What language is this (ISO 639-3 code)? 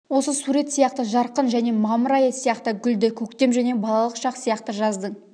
kaz